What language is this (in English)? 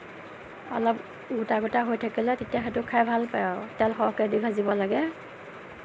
Assamese